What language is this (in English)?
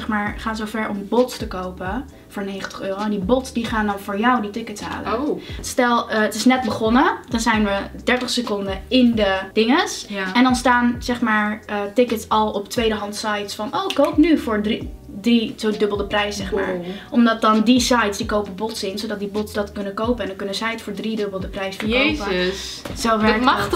Dutch